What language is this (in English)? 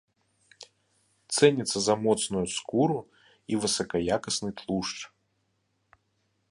Belarusian